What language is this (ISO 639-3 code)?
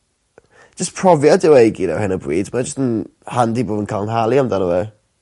cym